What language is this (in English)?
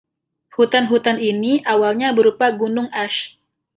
Indonesian